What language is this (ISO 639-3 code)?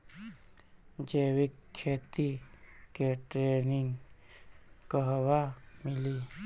bho